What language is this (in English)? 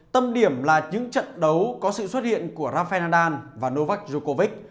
Vietnamese